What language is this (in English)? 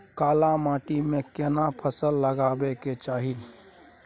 Maithili